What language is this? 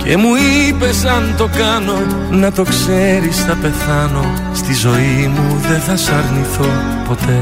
Greek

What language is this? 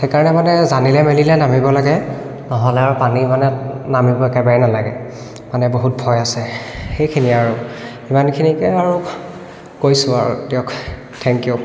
Assamese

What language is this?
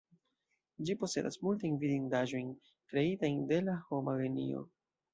Esperanto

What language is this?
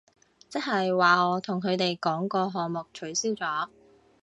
Cantonese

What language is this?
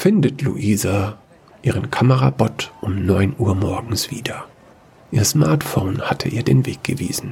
German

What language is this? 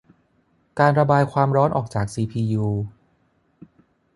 Thai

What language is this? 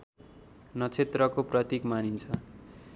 Nepali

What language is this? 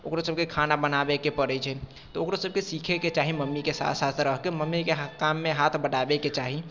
Maithili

